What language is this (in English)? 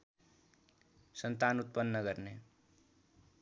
Nepali